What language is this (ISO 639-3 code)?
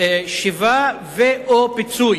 heb